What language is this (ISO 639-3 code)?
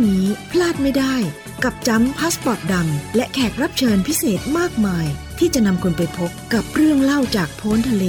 tha